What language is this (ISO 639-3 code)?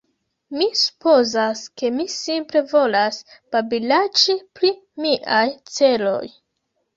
epo